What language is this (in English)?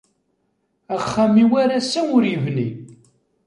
Kabyle